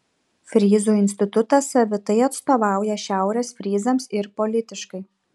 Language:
Lithuanian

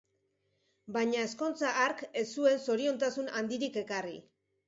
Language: Basque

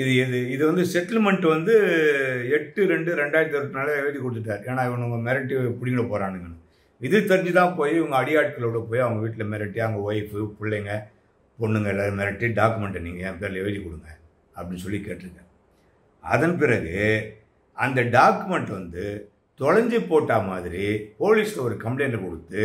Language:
Tamil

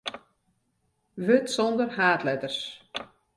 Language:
Western Frisian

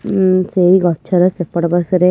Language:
Odia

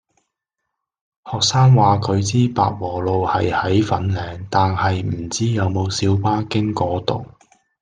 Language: Cantonese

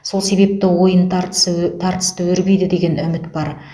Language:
Kazakh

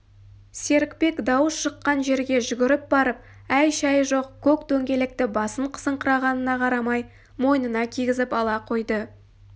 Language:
Kazakh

